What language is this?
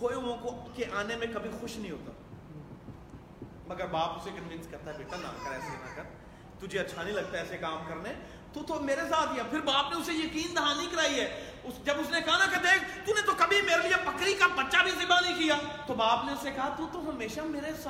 Urdu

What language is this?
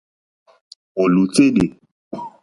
Mokpwe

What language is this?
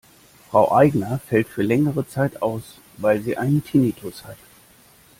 German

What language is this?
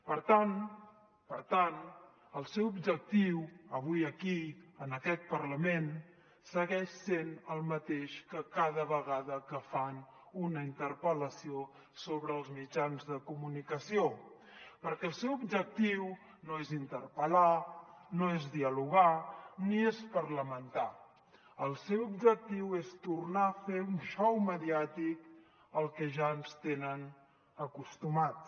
Catalan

